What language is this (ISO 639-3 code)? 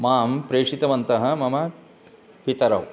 san